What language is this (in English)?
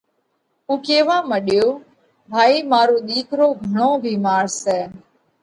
Parkari Koli